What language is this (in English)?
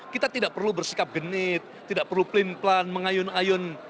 Indonesian